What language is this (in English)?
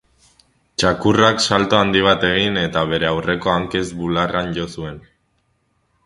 Basque